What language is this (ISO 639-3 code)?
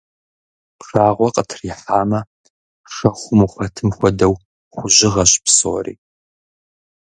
kbd